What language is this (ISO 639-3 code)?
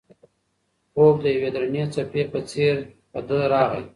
pus